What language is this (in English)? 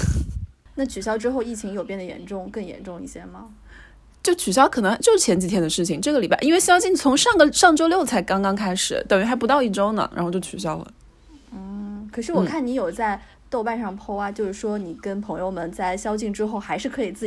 Chinese